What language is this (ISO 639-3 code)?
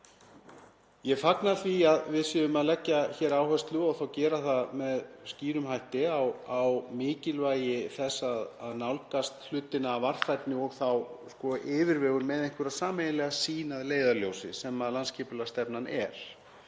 isl